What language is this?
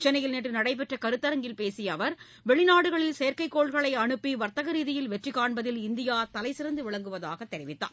Tamil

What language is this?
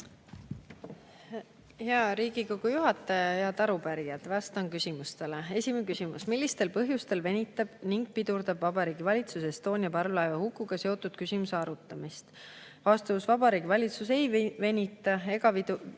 Estonian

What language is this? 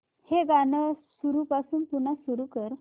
Marathi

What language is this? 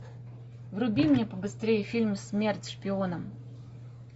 Russian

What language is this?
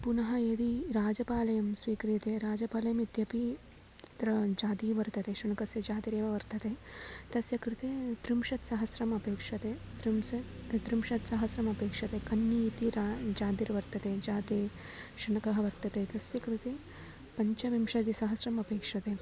Sanskrit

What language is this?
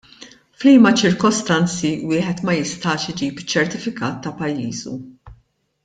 Maltese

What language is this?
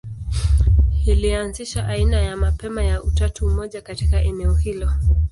Swahili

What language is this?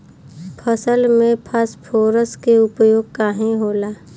Bhojpuri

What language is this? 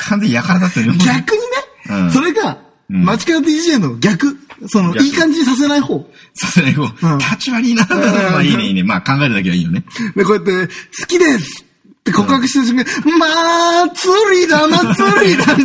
Japanese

